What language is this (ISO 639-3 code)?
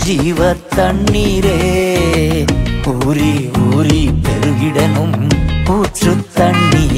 urd